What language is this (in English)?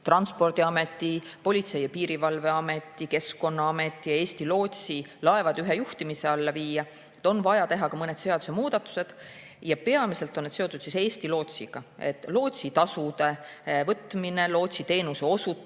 Estonian